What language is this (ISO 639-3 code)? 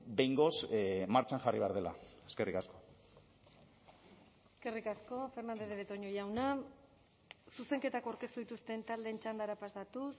eus